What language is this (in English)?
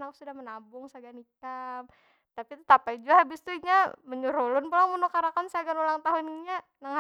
Banjar